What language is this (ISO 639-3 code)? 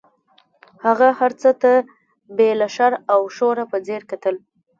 pus